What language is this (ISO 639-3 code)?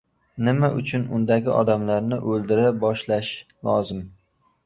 uzb